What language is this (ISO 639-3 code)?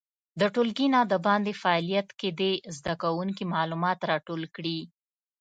pus